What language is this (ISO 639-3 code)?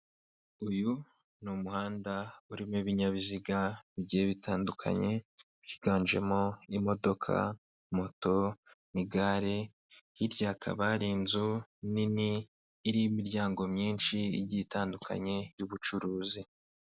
kin